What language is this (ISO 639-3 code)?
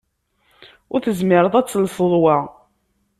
kab